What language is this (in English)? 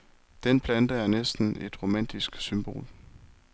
Danish